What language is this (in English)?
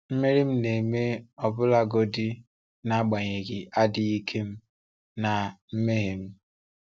Igbo